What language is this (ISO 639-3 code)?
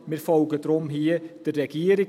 gsw